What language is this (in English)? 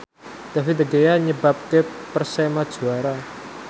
Javanese